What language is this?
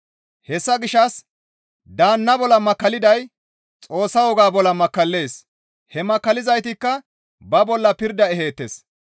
Gamo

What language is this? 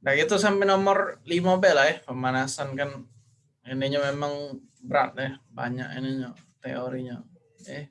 Indonesian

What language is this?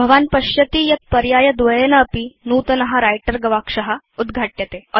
Sanskrit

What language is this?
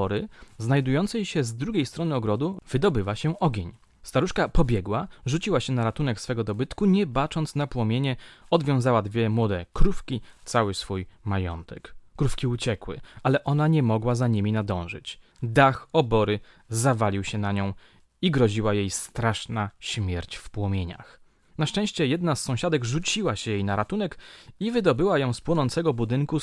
Polish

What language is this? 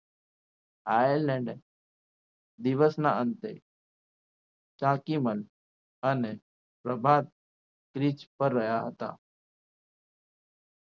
Gujarati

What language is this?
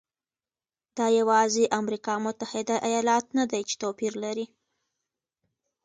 Pashto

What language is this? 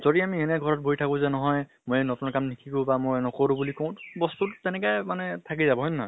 Assamese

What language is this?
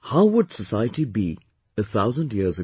English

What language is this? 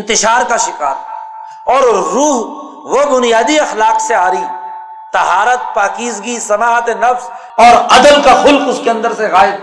Urdu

